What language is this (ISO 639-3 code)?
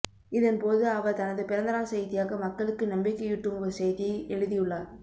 tam